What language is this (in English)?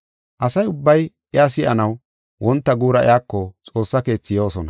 Gofa